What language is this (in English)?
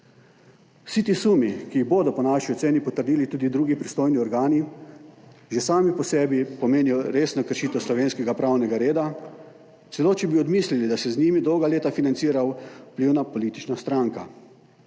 Slovenian